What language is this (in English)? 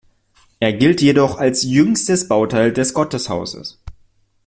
German